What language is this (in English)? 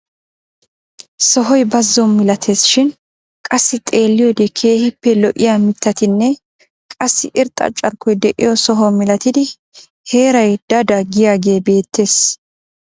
Wolaytta